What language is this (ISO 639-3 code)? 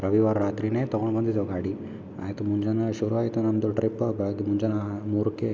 kan